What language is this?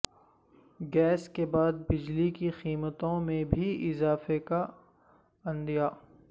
Urdu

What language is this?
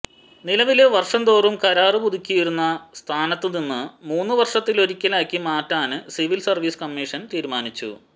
Malayalam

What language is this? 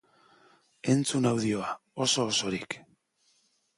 Basque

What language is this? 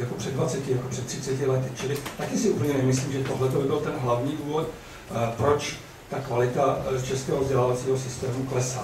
Czech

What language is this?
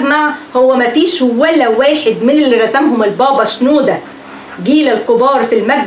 Arabic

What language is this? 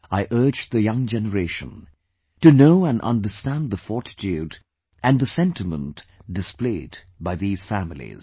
English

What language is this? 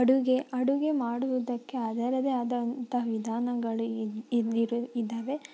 Kannada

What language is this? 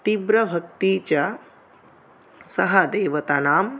Sanskrit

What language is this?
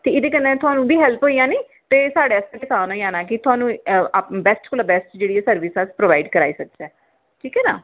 Dogri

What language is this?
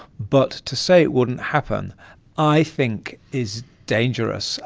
English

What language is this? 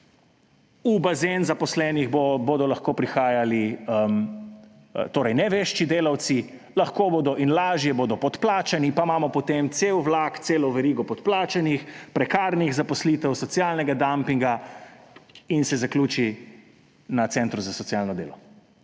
Slovenian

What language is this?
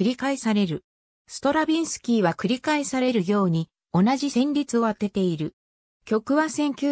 Japanese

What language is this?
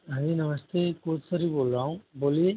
Hindi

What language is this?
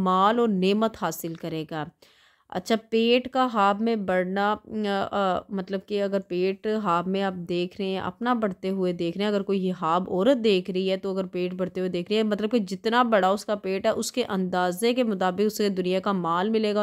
Hindi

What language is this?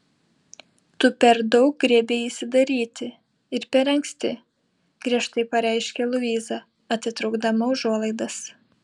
Lithuanian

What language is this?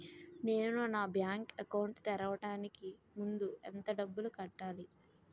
Telugu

